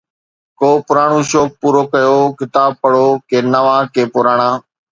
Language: Sindhi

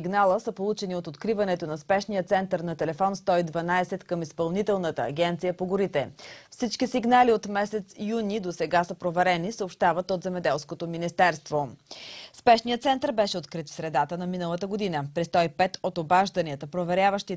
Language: Bulgarian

